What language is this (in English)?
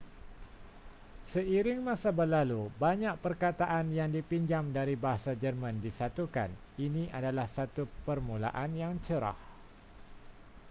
Malay